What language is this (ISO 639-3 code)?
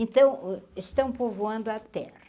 por